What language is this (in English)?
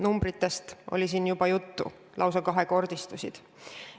Estonian